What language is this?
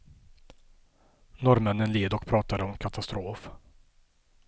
Swedish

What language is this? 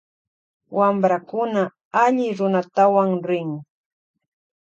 Loja Highland Quichua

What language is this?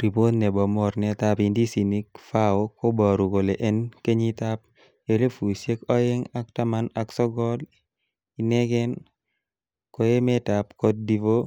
Kalenjin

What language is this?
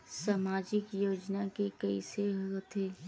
Chhattisgarhi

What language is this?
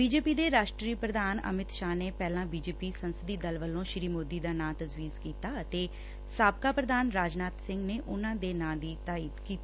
Punjabi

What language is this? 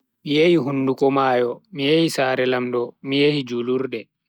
Bagirmi Fulfulde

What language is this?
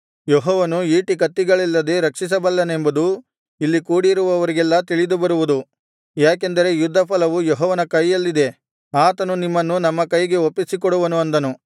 Kannada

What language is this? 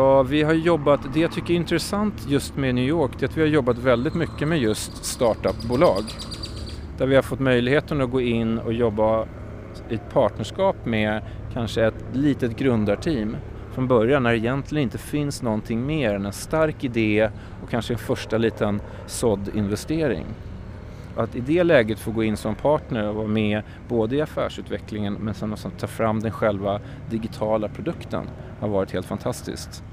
Swedish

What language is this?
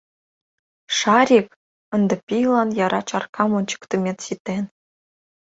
Mari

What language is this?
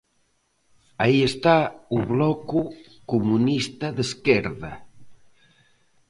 Galician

